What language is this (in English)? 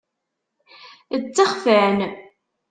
Kabyle